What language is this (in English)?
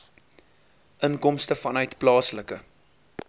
Afrikaans